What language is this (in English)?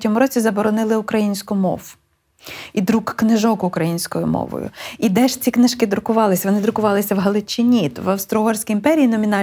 Ukrainian